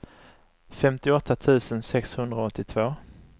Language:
Swedish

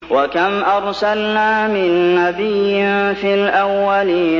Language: Arabic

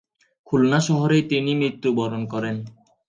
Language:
Bangla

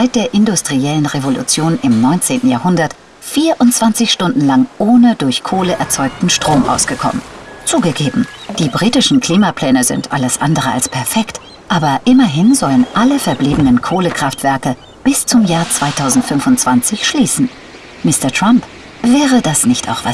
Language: German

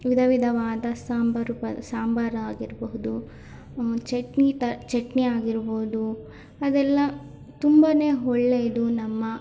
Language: Kannada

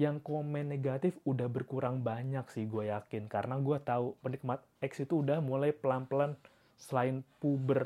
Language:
Indonesian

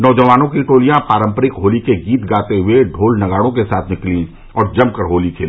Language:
Hindi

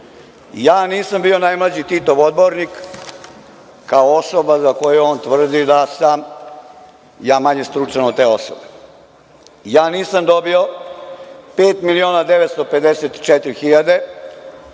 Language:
Serbian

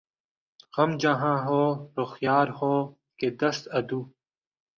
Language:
Urdu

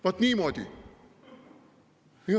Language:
Estonian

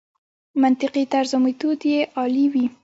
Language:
Pashto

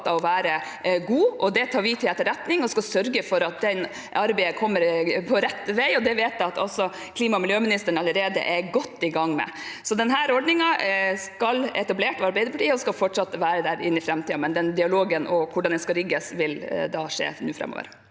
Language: Norwegian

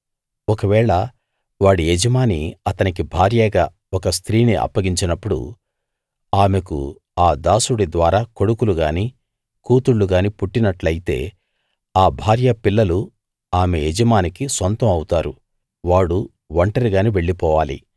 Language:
Telugu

